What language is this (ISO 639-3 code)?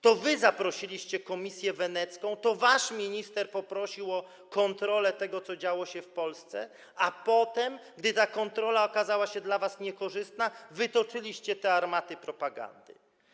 pol